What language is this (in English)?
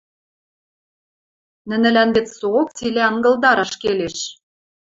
Western Mari